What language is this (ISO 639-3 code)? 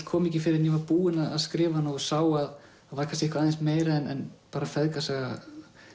isl